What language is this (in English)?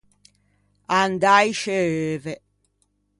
Ligurian